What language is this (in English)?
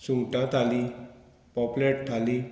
Konkani